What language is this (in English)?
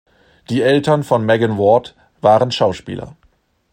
German